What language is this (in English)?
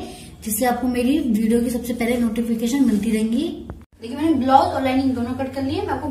Hindi